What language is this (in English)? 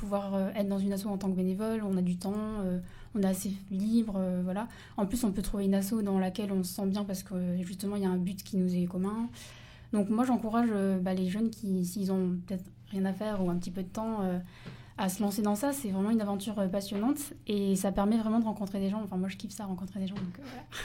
French